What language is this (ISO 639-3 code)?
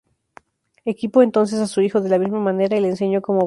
spa